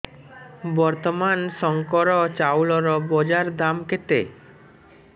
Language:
Odia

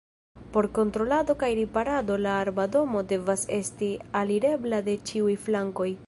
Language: Esperanto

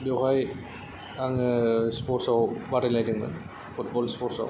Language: Bodo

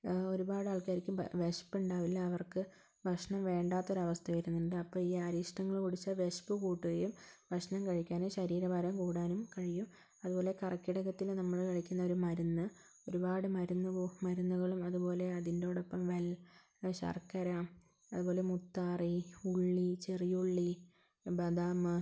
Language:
Malayalam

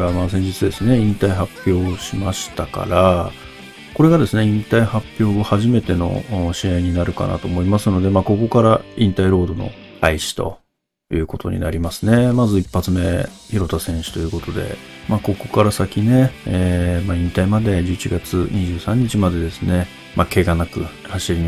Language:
Japanese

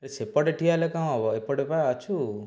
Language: Odia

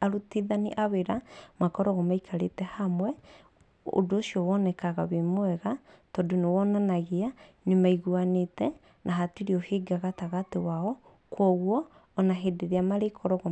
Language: Kikuyu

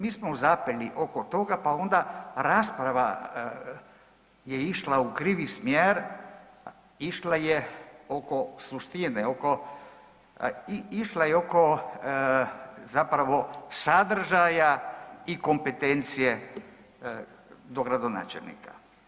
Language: Croatian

